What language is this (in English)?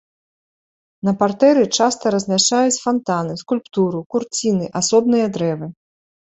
Belarusian